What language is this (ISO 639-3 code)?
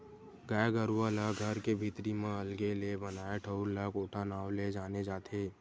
hne